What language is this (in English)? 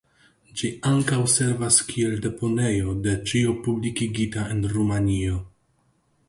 Esperanto